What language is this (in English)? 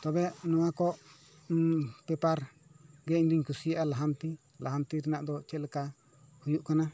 Santali